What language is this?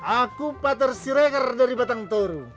Indonesian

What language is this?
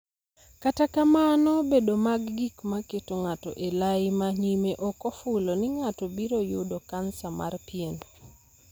Luo (Kenya and Tanzania)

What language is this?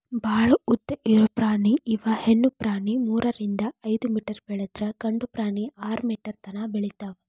Kannada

